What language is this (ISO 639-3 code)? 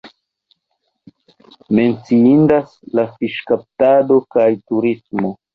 epo